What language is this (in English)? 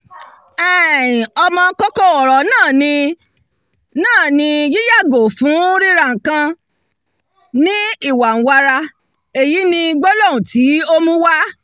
Yoruba